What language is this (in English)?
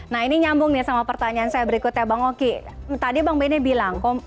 Indonesian